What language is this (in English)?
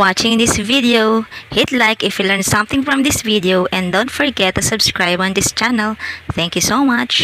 Dutch